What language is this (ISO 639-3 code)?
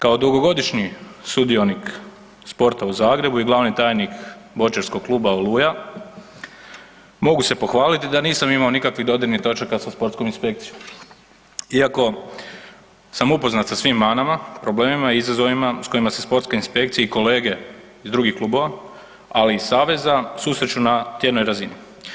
hrv